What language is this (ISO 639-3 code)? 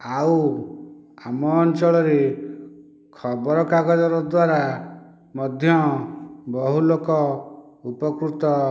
ori